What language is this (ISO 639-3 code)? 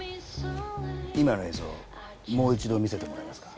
jpn